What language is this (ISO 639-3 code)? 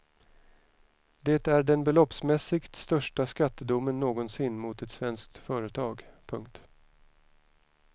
swe